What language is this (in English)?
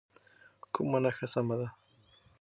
Pashto